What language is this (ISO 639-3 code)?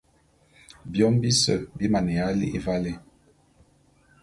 bum